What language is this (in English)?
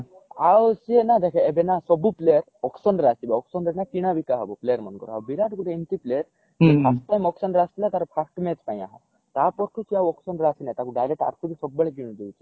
Odia